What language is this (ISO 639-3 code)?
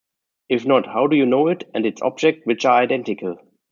eng